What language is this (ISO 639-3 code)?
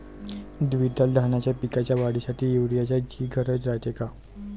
mar